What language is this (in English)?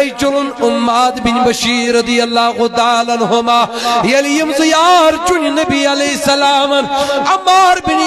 Arabic